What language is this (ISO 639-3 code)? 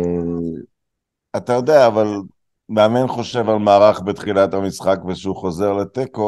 heb